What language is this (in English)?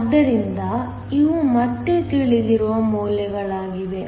Kannada